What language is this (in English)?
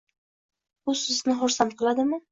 Uzbek